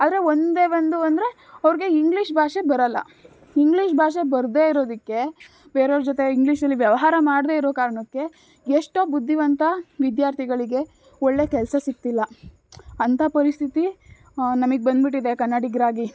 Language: Kannada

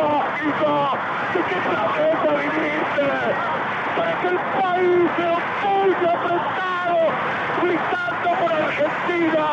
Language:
Greek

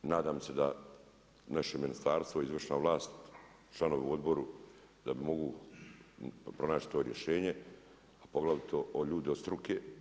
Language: Croatian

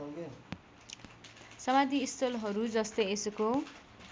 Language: Nepali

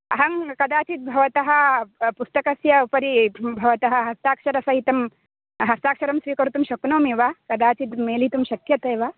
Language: Sanskrit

